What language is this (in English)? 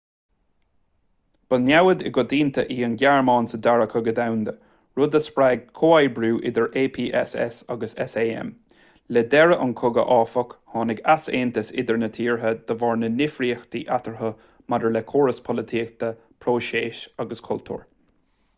Irish